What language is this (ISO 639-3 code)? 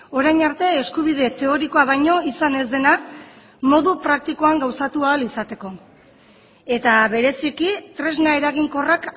eus